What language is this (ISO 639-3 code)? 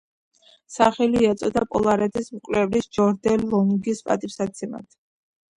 kat